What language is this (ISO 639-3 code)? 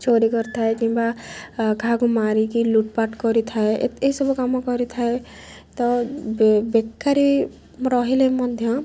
ori